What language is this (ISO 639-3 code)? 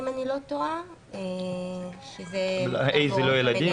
heb